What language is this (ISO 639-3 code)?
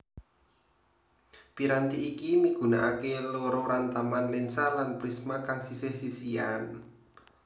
jav